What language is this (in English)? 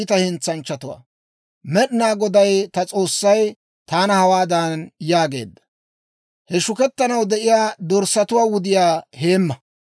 Dawro